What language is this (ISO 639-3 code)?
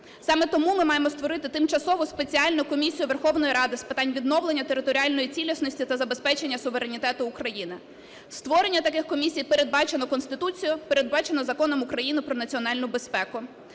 ukr